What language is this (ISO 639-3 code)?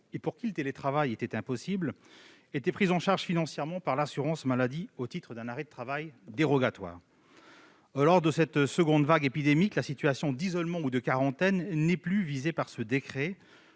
fra